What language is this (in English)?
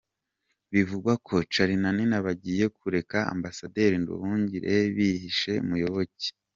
Kinyarwanda